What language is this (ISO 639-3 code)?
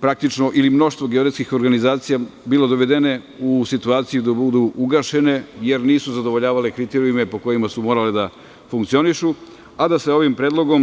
srp